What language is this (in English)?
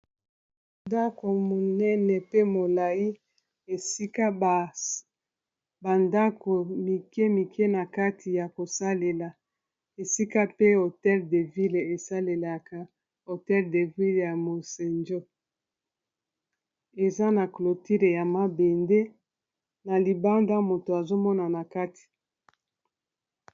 Lingala